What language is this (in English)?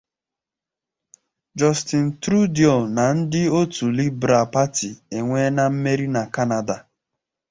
Igbo